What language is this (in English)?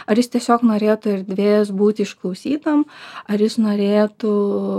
Lithuanian